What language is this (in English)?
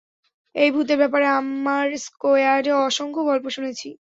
Bangla